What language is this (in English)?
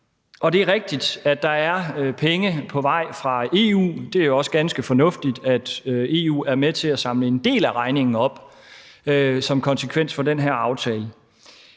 Danish